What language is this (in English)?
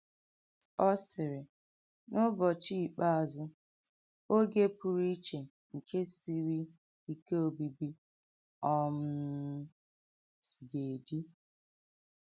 Igbo